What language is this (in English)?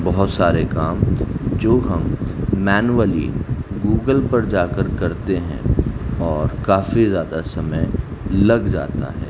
Urdu